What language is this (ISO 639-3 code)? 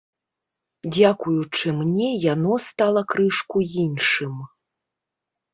bel